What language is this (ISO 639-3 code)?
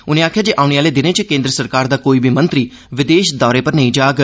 doi